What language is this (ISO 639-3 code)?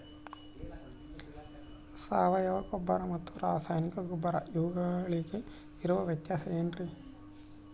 kan